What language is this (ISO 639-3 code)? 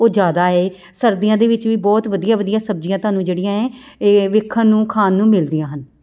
pan